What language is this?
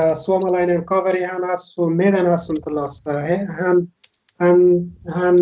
Finnish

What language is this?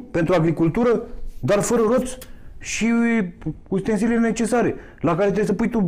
Romanian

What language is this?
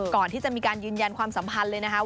Thai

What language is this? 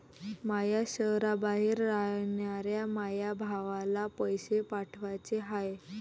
Marathi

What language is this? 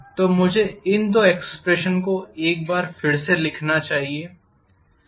Hindi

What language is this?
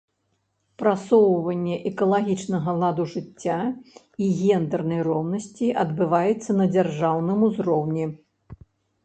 Belarusian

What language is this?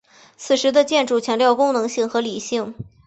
Chinese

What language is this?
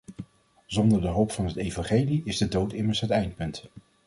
Dutch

